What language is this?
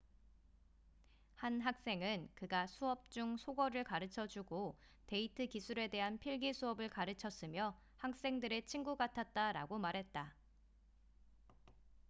Korean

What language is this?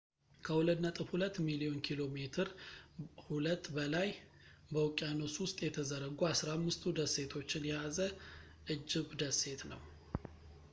Amharic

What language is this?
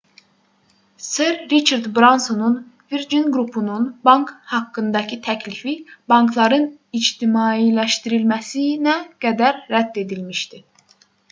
Azerbaijani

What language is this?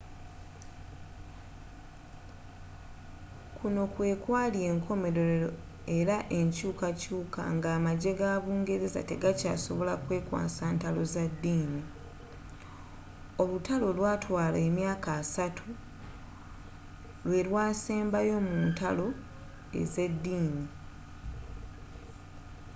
Ganda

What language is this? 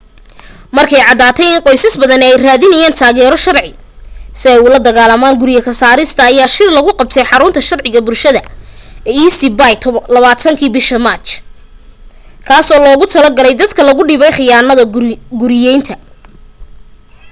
Somali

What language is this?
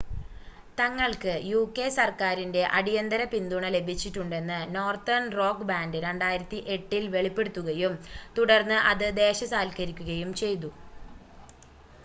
Malayalam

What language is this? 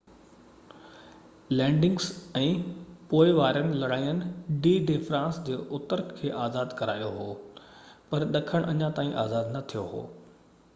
Sindhi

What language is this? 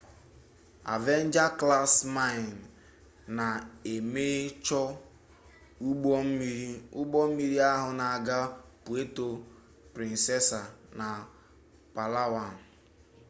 Igbo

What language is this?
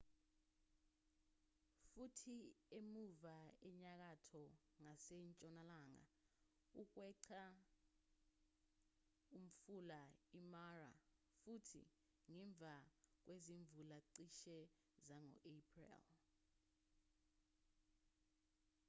Zulu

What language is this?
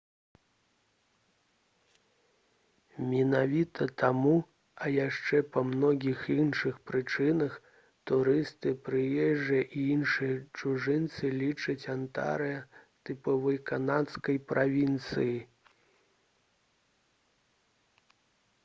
Belarusian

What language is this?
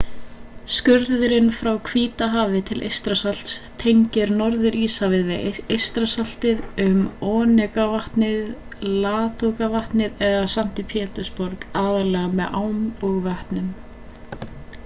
Icelandic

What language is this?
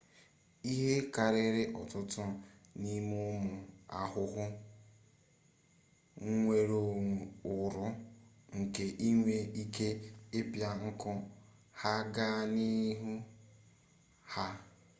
Igbo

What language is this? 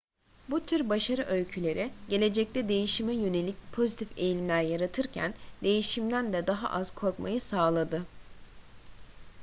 Turkish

